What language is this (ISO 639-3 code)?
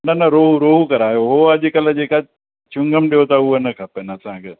snd